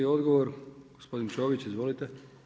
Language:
Croatian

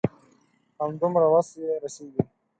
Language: Pashto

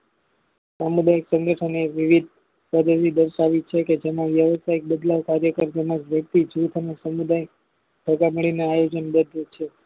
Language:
Gujarati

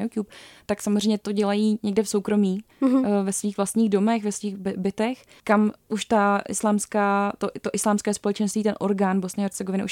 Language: Czech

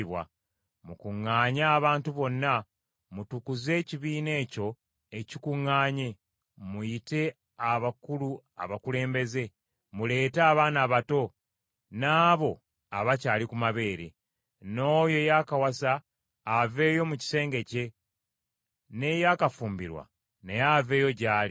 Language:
Ganda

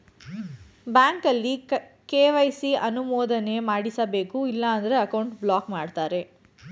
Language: Kannada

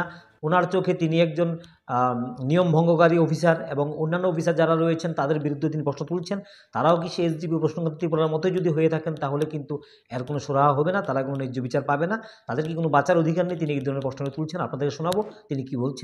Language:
Bangla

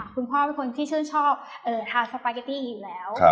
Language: Thai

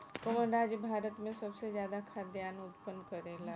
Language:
Bhojpuri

